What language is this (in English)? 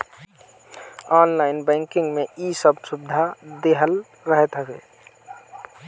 Bhojpuri